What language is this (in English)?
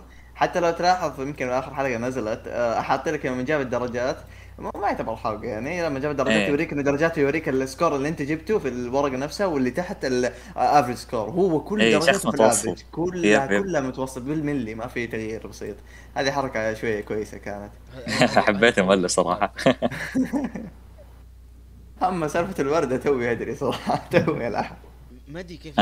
Arabic